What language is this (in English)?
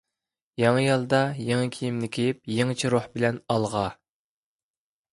Uyghur